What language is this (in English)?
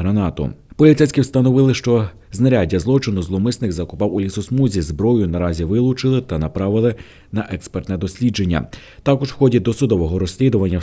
Ukrainian